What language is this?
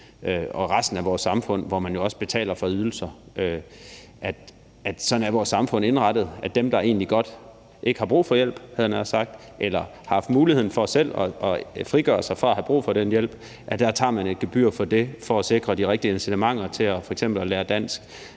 Danish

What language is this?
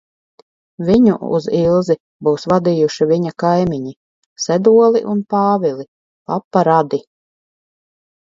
Latvian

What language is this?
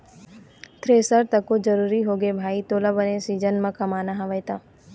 Chhattisgarhi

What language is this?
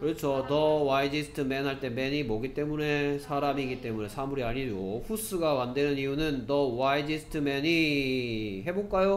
Korean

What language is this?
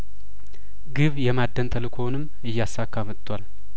Amharic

